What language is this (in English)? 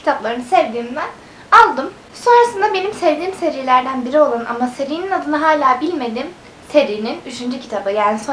Turkish